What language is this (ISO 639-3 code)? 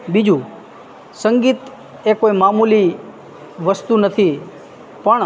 guj